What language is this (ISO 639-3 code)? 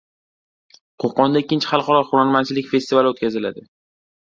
uzb